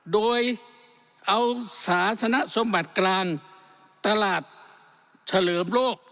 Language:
Thai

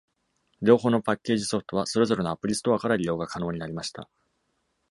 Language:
Japanese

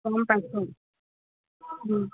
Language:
Assamese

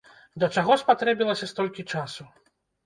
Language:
Belarusian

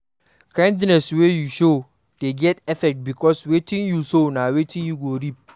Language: Nigerian Pidgin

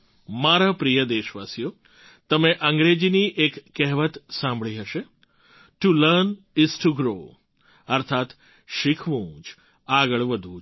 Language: Gujarati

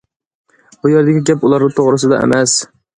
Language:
Uyghur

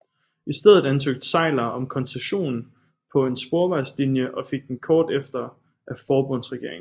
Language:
Danish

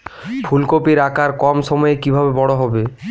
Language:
Bangla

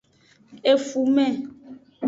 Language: Aja (Benin)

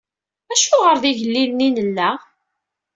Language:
Kabyle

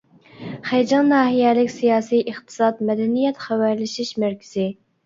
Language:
Uyghur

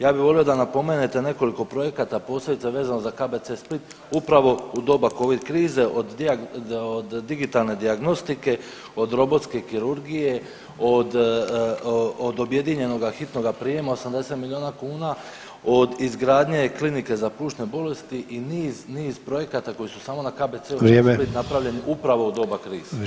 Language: Croatian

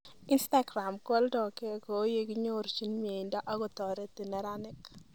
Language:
Kalenjin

